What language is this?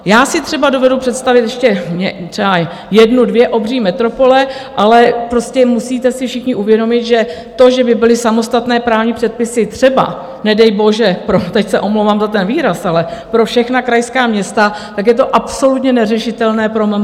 Czech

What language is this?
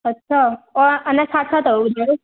Sindhi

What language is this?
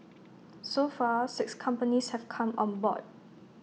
English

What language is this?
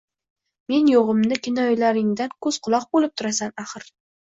Uzbek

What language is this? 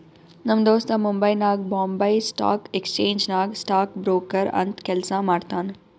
Kannada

